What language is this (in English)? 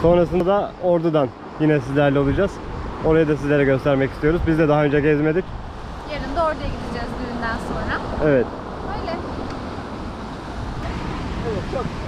Turkish